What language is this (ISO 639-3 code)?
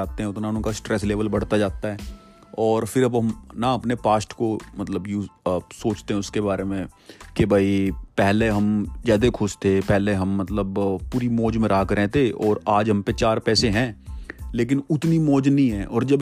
hin